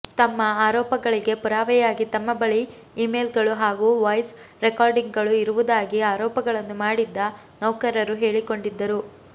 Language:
Kannada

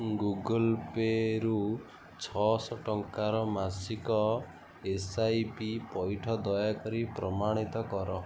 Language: Odia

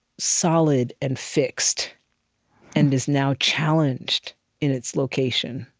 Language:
English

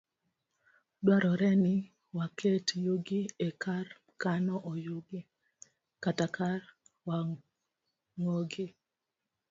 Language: Luo (Kenya and Tanzania)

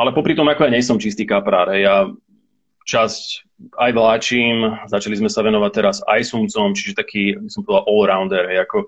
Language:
Slovak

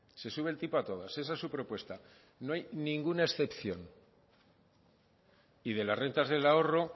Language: Spanish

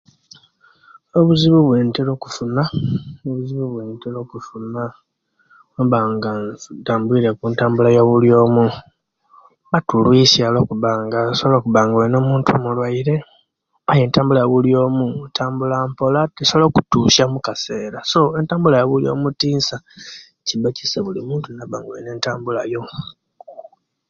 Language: Kenyi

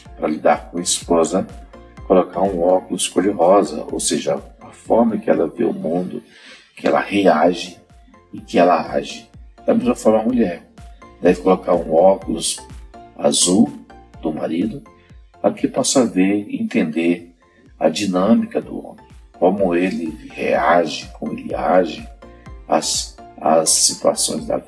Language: Portuguese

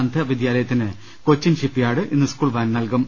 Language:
Malayalam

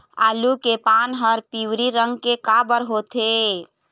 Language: Chhattisgarhi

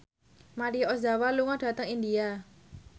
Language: Javanese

